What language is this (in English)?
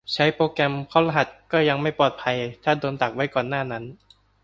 Thai